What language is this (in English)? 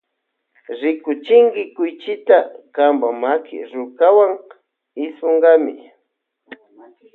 Loja Highland Quichua